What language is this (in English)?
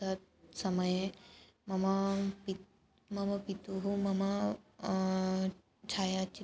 Sanskrit